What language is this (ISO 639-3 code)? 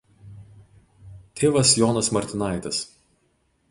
lit